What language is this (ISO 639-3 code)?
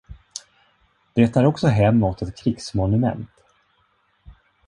swe